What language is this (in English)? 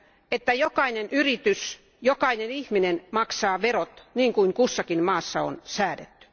Finnish